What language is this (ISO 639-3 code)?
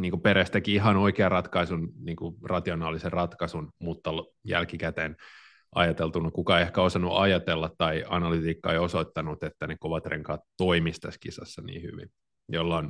fin